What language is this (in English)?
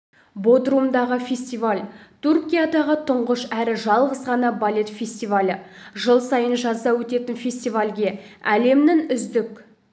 Kazakh